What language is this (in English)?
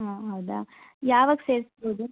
Kannada